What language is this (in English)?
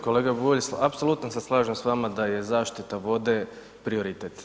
Croatian